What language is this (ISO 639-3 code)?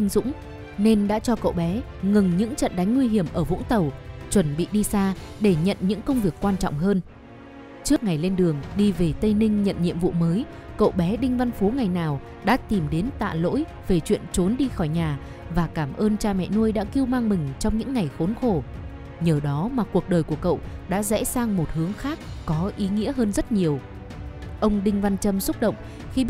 vie